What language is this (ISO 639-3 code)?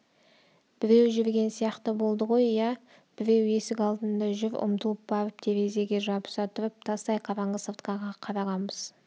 kaz